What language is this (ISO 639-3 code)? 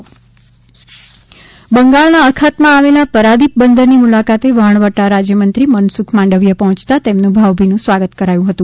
guj